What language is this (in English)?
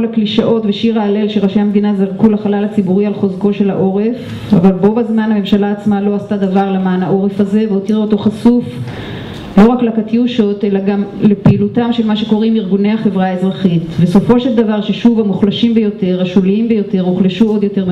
Hebrew